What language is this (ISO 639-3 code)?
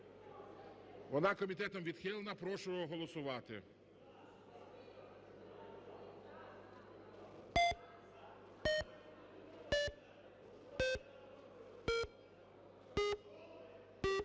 ukr